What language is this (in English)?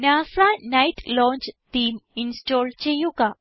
Malayalam